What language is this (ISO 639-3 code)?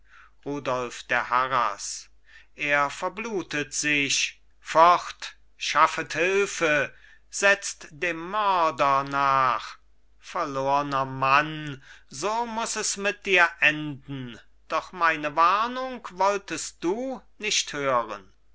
deu